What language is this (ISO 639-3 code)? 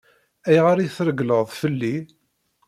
kab